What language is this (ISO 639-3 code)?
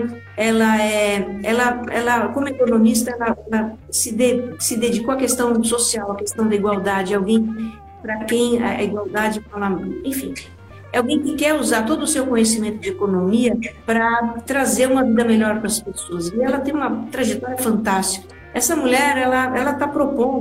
por